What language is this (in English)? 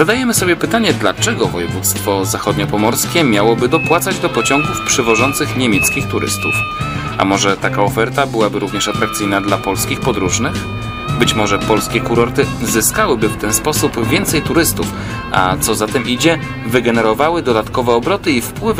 Polish